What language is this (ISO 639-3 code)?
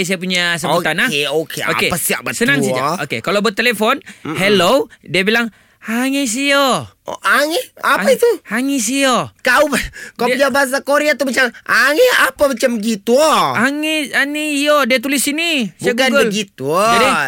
msa